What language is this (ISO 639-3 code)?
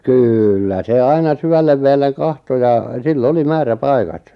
fin